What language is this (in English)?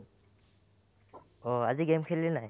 Assamese